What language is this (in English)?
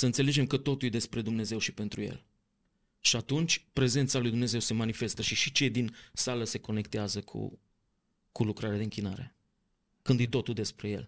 Romanian